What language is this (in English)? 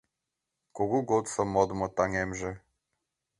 Mari